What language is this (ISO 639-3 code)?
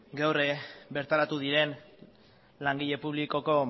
eus